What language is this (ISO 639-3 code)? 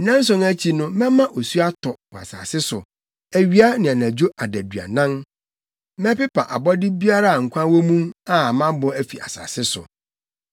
aka